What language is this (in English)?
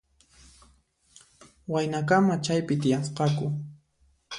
Puno Quechua